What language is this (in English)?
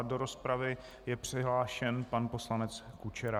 Czech